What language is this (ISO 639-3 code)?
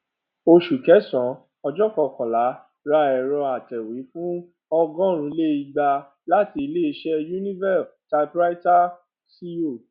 yor